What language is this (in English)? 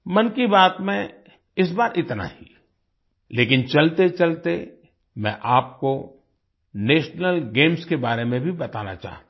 Hindi